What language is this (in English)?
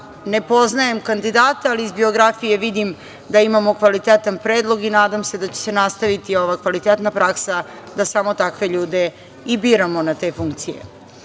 Serbian